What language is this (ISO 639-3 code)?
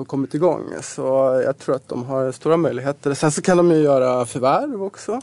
swe